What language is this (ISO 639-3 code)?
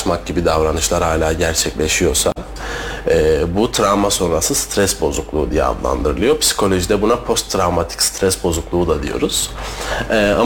tur